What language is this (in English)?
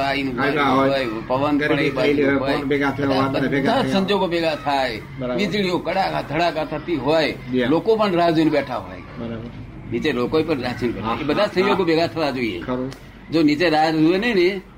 Gujarati